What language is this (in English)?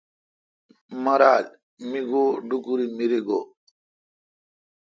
Kalkoti